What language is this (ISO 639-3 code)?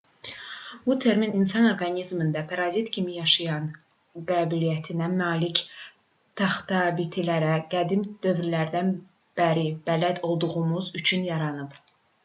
aze